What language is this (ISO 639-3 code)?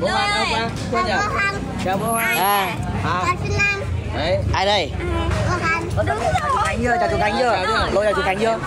vie